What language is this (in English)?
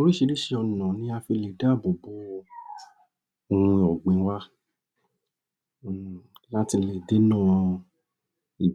Yoruba